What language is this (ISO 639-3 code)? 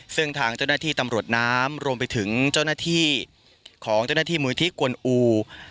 tha